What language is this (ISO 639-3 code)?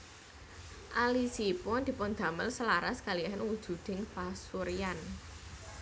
jav